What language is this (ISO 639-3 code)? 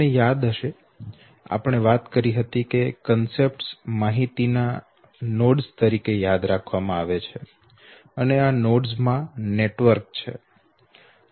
guj